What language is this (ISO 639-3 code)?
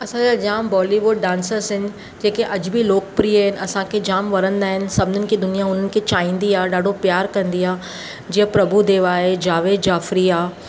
snd